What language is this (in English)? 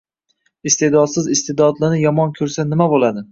Uzbek